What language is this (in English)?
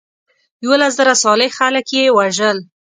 Pashto